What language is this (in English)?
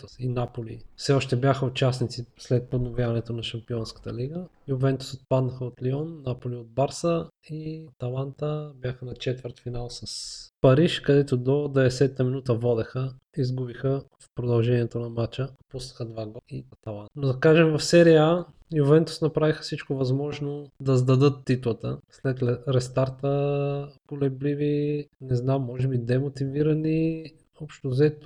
Bulgarian